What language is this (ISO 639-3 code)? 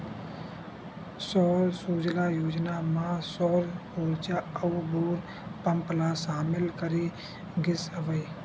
hne